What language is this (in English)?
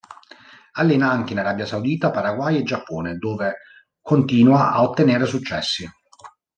Italian